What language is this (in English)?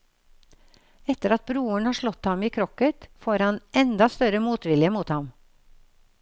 Norwegian